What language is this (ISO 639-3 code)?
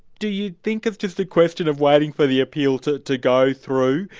eng